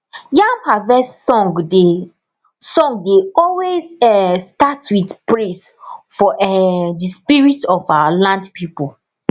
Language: Nigerian Pidgin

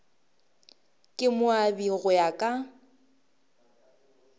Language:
Northern Sotho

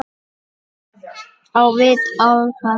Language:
Icelandic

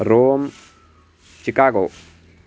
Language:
Sanskrit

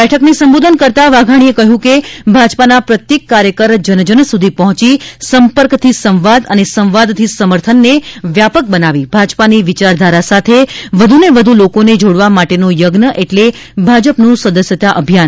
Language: Gujarati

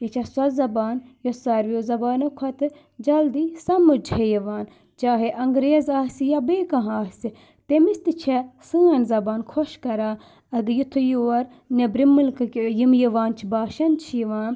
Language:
Kashmiri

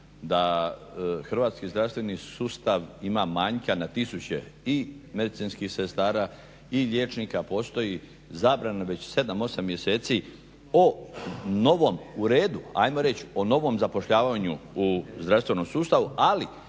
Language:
Croatian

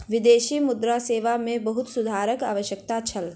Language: Maithili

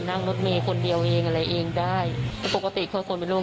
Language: Thai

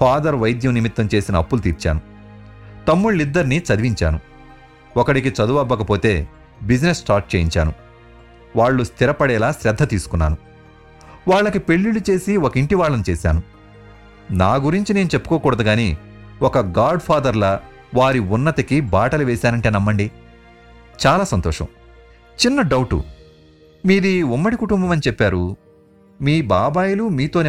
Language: Telugu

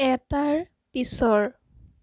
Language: Assamese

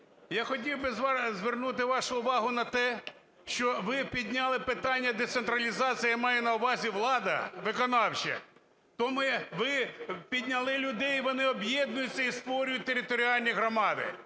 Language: Ukrainian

